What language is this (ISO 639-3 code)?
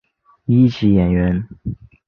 zho